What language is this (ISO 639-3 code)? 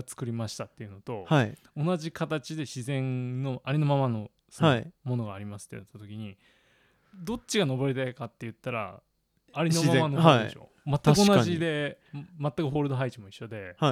jpn